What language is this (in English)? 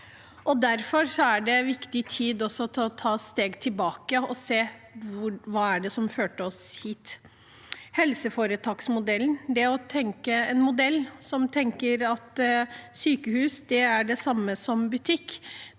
Norwegian